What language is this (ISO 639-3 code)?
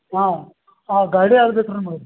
kan